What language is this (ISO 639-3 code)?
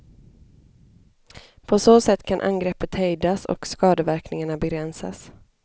swe